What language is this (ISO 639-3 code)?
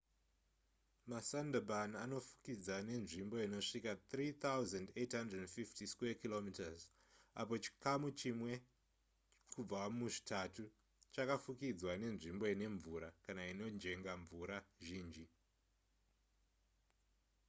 sna